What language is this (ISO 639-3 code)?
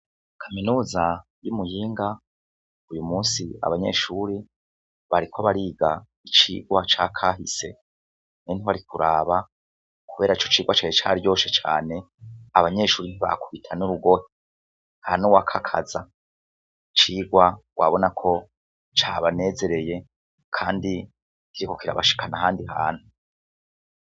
run